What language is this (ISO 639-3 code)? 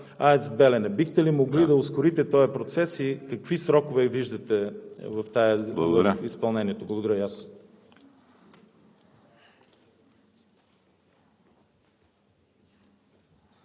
bul